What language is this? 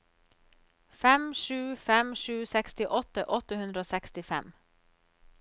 Norwegian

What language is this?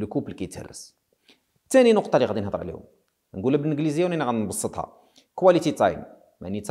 Arabic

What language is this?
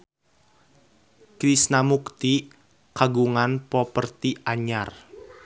Sundanese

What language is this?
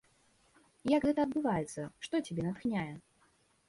Belarusian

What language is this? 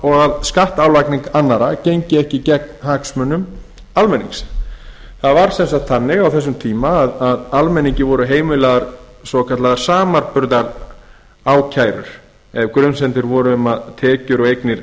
Icelandic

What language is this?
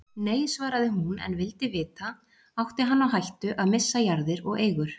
Icelandic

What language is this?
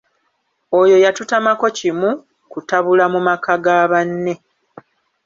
Ganda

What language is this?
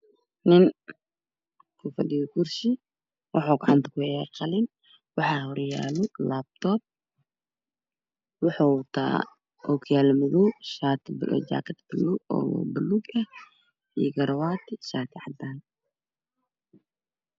Somali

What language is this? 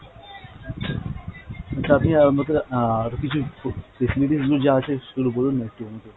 Bangla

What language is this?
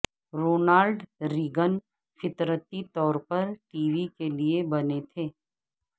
Urdu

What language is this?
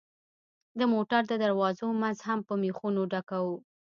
Pashto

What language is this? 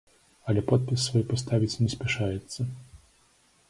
Belarusian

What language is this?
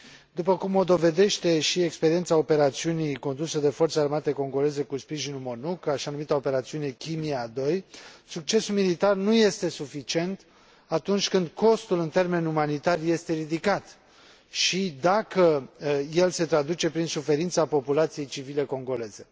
Romanian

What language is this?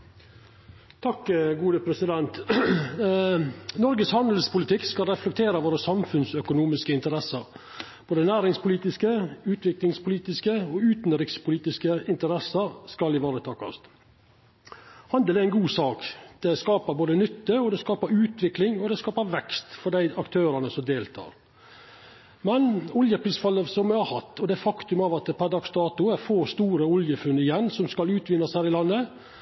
Norwegian Nynorsk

